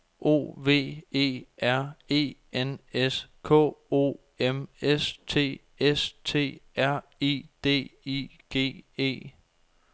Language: Danish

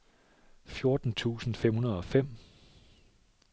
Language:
Danish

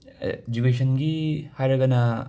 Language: Manipuri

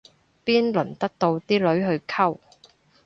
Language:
Cantonese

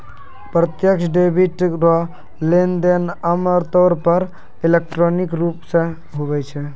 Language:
Maithili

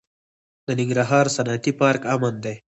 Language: Pashto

